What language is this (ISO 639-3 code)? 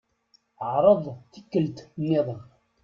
kab